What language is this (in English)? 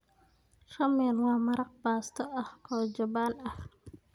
Somali